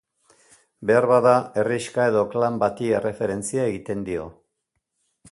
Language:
Basque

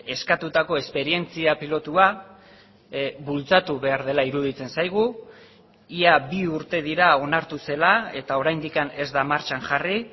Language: Basque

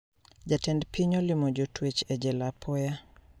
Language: Luo (Kenya and Tanzania)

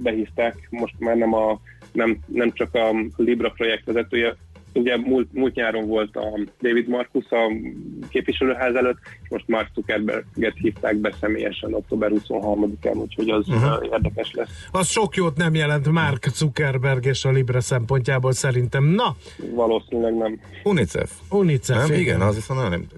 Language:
Hungarian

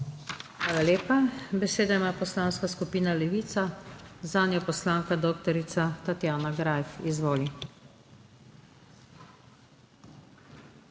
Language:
Slovenian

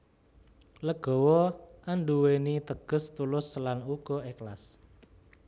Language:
Javanese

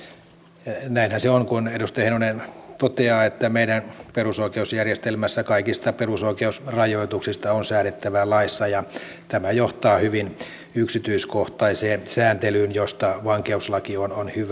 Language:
Finnish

